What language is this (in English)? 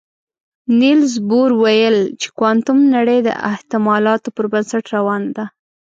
Pashto